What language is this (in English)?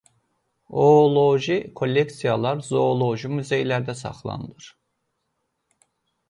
Azerbaijani